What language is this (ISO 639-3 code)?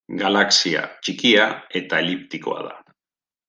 eus